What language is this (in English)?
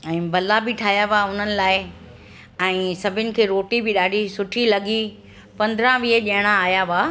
Sindhi